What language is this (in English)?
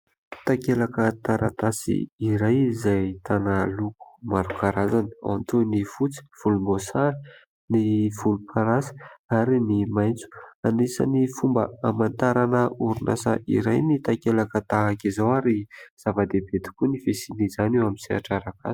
Malagasy